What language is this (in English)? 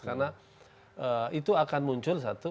Indonesian